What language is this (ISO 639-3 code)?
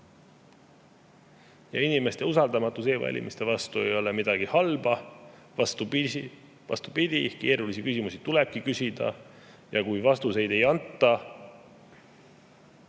est